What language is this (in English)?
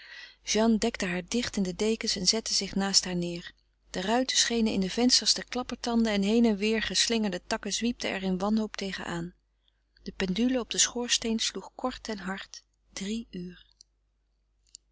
Dutch